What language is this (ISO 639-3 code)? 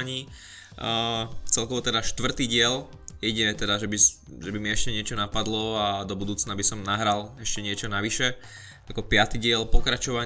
slk